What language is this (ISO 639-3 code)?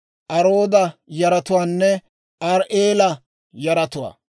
dwr